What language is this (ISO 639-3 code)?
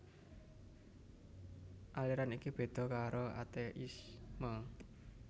jav